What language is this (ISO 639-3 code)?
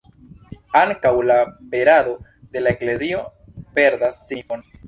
epo